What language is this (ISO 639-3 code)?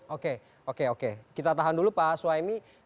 ind